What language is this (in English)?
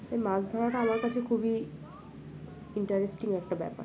Bangla